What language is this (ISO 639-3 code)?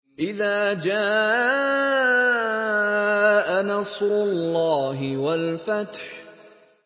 ara